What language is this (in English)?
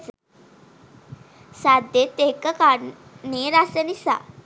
Sinhala